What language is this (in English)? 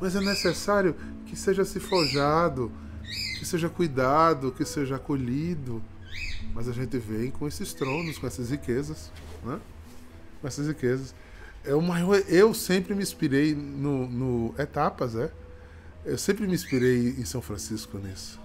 Portuguese